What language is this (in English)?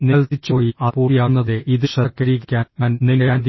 Malayalam